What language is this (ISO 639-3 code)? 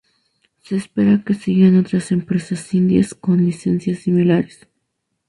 spa